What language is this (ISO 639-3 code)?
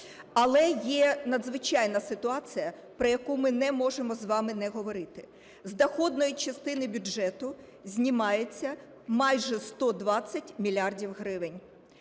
ukr